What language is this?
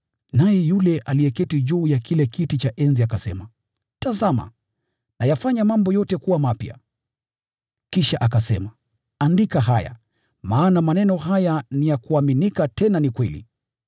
Swahili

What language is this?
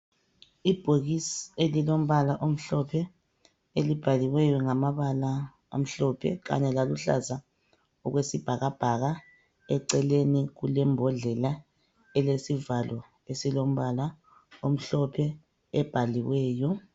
North Ndebele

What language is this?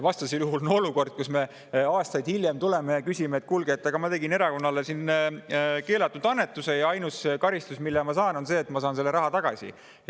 Estonian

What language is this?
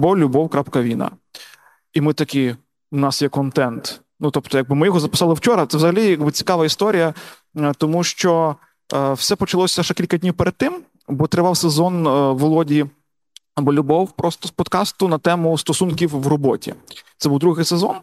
Ukrainian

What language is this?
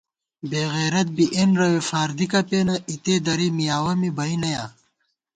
Gawar-Bati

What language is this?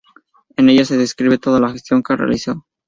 Spanish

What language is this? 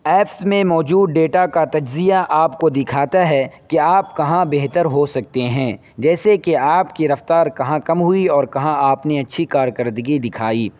Urdu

